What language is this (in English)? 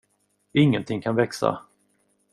Swedish